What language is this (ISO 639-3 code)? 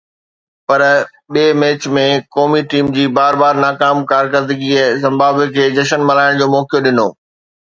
snd